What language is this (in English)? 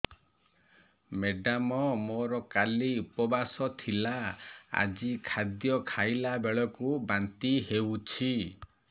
Odia